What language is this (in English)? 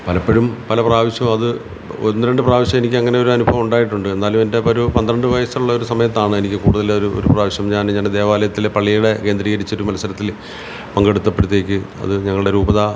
Malayalam